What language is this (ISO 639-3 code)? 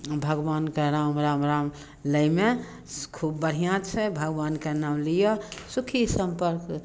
mai